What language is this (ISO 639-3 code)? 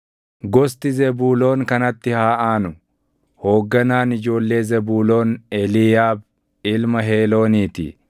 orm